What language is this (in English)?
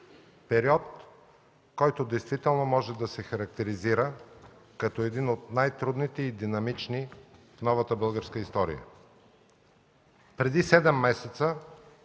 Bulgarian